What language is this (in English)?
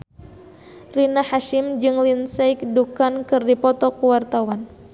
Sundanese